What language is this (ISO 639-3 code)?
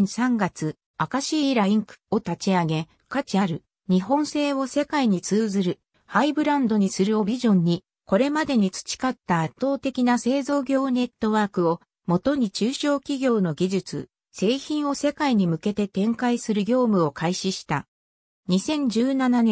jpn